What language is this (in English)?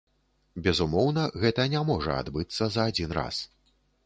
Belarusian